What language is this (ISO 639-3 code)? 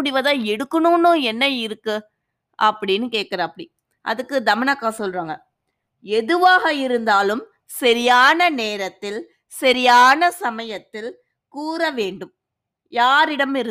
tam